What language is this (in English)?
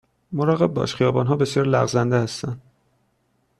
Persian